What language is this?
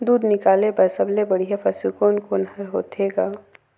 Chhattisgarhi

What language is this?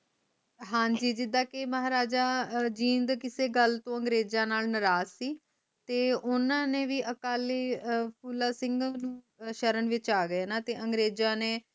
Punjabi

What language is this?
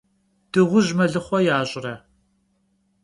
Kabardian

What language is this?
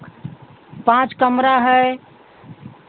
Hindi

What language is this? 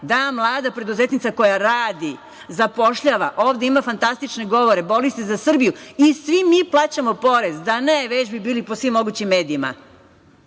Serbian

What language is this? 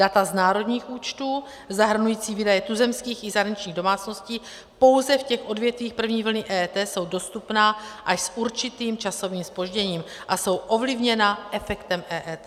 Czech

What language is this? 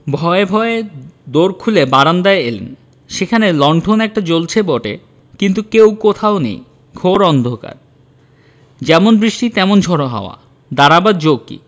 Bangla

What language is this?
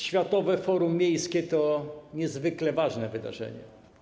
Polish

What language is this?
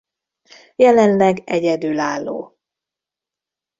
Hungarian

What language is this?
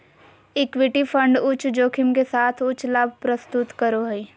Magahi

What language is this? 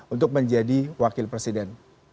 Indonesian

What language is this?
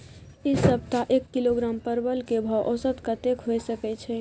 Maithili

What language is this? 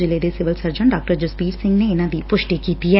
Punjabi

